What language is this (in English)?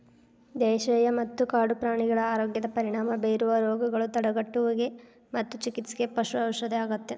Kannada